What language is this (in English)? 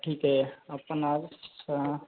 Marathi